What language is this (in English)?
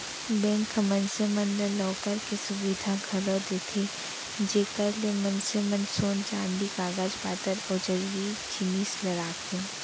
Chhattisgarhi